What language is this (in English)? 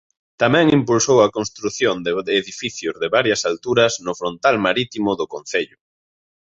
Galician